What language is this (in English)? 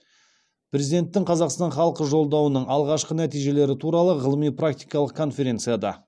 Kazakh